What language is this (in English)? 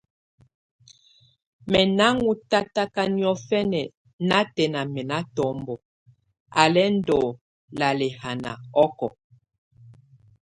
Tunen